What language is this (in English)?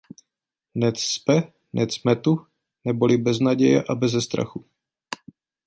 Czech